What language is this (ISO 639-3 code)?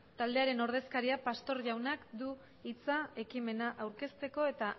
eus